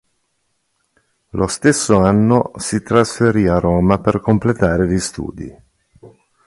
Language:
Italian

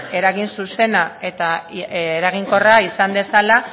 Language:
Basque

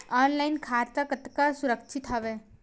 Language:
Chhattisgarhi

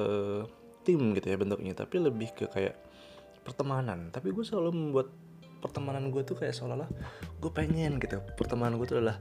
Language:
Indonesian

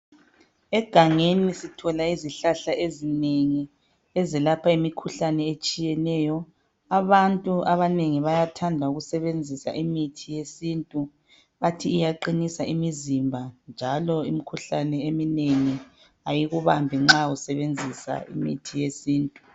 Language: North Ndebele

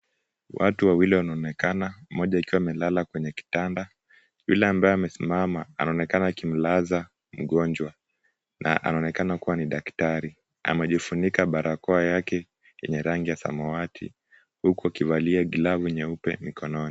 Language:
Swahili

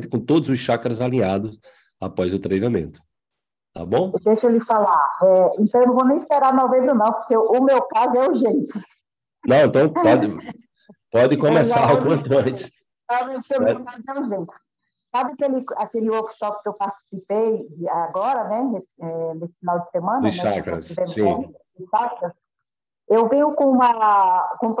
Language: Portuguese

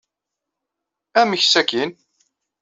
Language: Kabyle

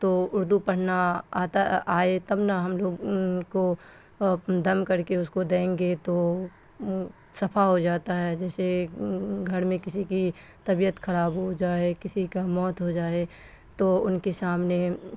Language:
Urdu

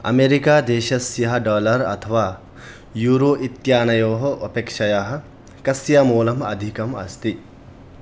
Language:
Sanskrit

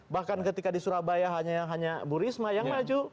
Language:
Indonesian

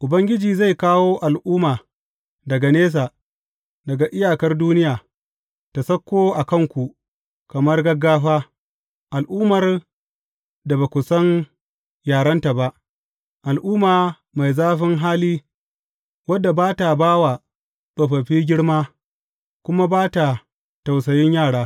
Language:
Hausa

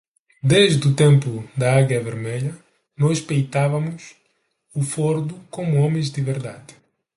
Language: Portuguese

